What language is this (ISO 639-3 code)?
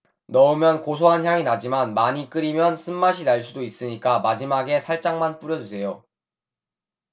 kor